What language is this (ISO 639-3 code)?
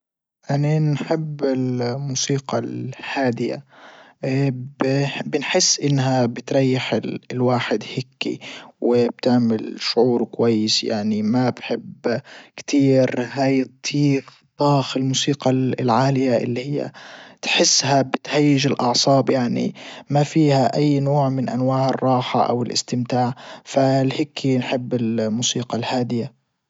ayl